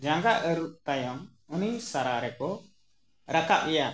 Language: Santali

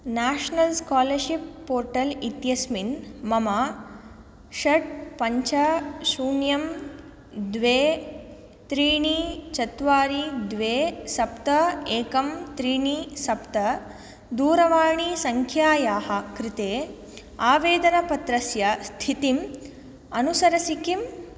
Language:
Sanskrit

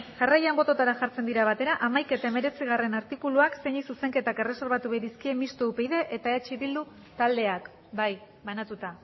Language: Basque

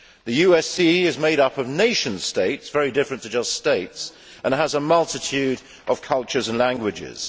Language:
English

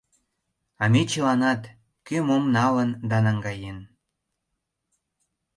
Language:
Mari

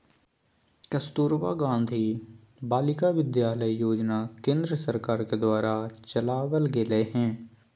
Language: Magahi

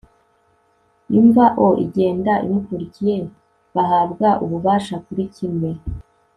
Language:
Kinyarwanda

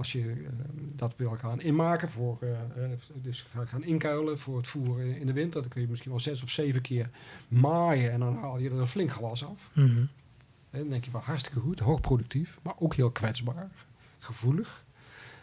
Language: Dutch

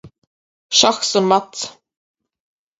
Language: Latvian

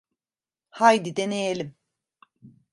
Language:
Turkish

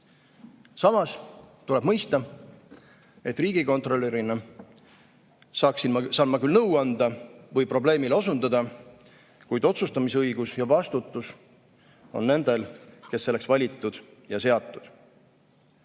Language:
Estonian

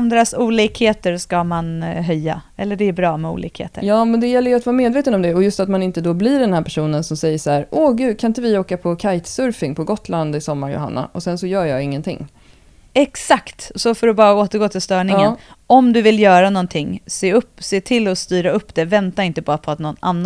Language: Swedish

